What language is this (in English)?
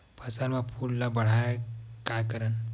Chhattisgarhi